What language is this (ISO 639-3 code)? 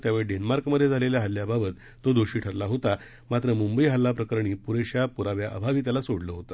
mar